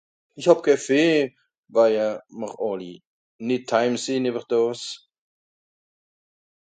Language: Swiss German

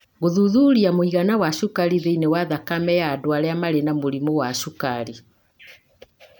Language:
Kikuyu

